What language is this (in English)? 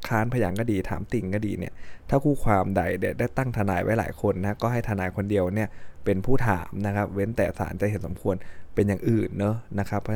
Thai